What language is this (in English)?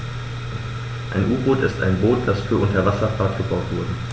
German